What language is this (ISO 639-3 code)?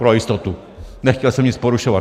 ces